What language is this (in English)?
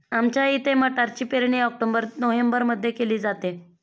Marathi